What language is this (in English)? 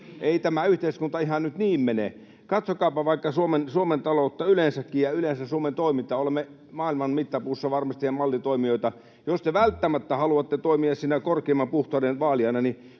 Finnish